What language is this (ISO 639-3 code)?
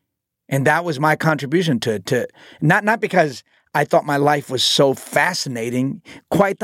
eng